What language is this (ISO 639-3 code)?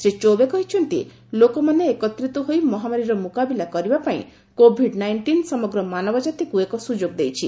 ori